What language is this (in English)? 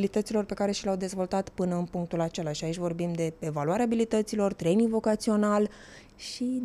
Romanian